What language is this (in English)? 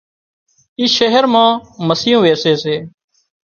Wadiyara Koli